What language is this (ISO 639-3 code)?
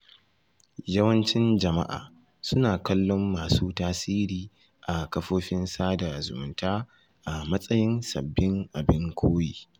hau